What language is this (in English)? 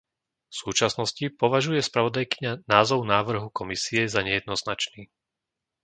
Slovak